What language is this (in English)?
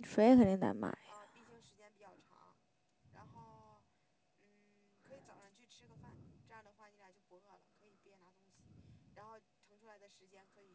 Chinese